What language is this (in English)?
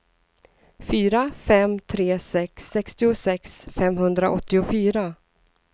Swedish